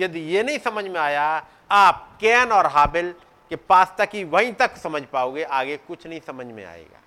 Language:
Hindi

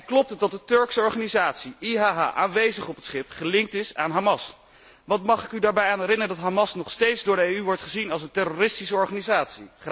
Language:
Dutch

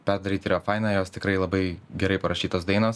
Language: Lithuanian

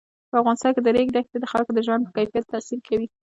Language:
Pashto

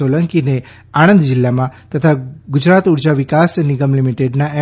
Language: Gujarati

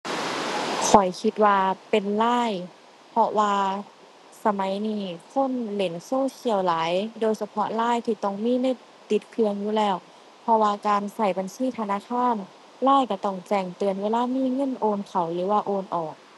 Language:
Thai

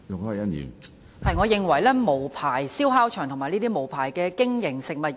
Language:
Cantonese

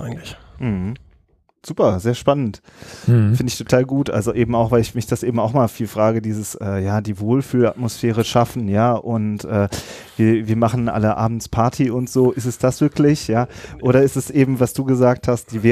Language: German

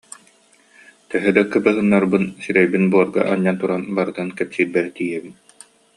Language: Yakut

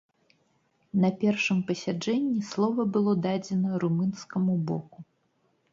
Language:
Belarusian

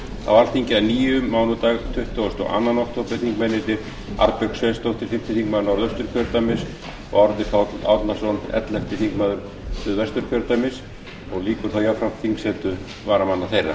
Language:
Icelandic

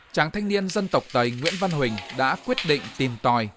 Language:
Vietnamese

